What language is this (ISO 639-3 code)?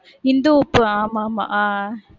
tam